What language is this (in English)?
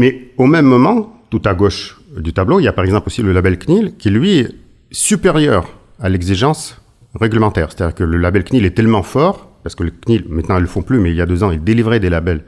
French